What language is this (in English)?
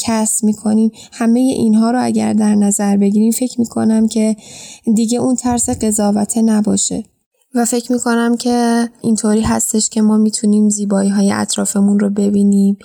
Persian